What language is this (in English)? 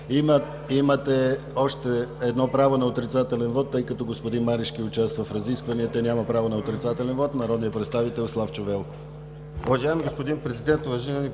Bulgarian